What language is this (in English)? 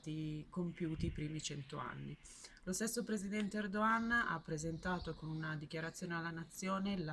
Italian